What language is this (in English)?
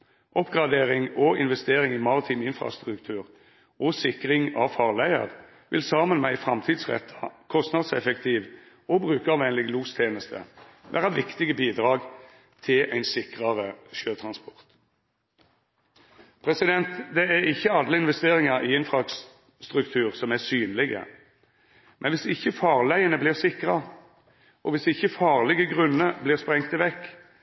Norwegian Nynorsk